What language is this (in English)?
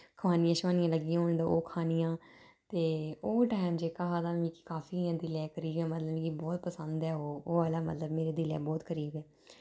Dogri